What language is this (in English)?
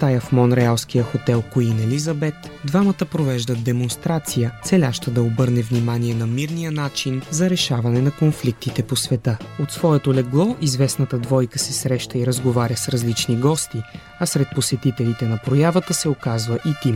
Bulgarian